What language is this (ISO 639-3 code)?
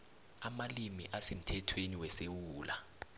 nbl